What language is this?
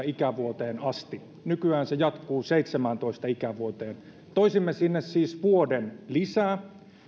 Finnish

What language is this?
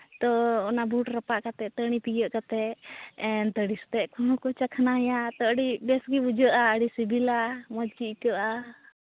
Santali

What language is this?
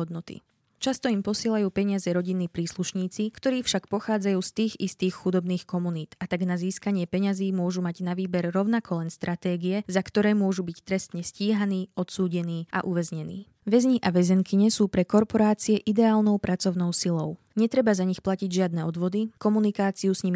Slovak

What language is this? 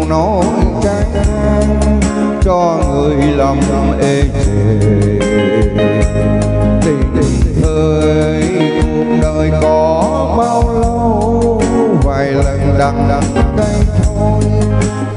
Vietnamese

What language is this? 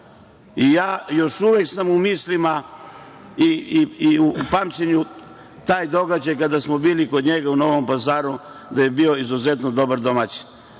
Serbian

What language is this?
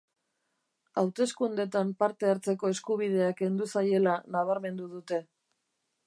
Basque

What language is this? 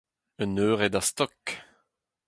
Breton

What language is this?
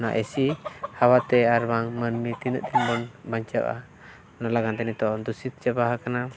Santali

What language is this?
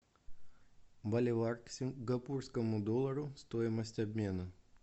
Russian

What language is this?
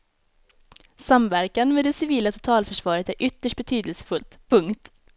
Swedish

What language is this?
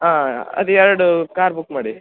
Kannada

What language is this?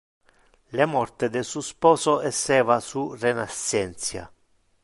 Interlingua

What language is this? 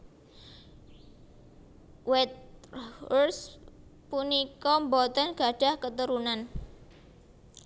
Javanese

